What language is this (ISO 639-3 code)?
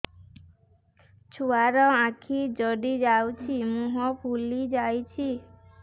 ori